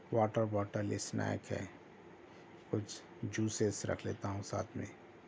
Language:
Urdu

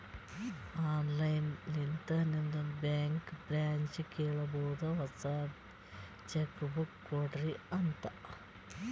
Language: Kannada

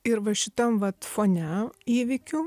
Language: Lithuanian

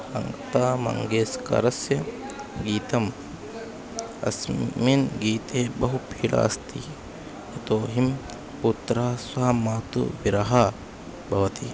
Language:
Sanskrit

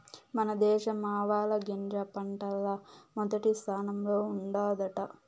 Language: Telugu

